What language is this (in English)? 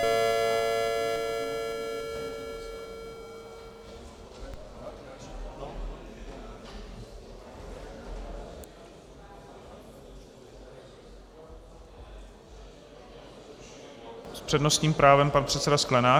Czech